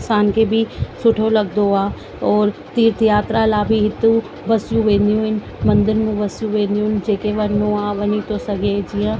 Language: Sindhi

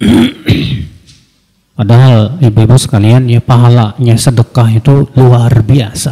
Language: Indonesian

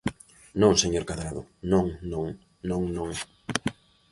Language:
Galician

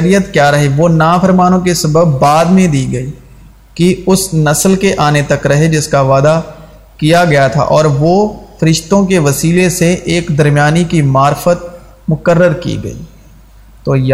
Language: Urdu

